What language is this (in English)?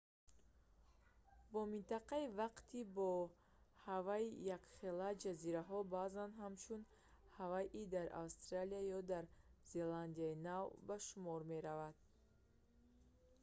Tajik